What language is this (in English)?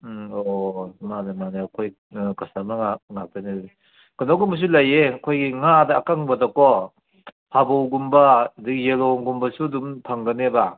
Manipuri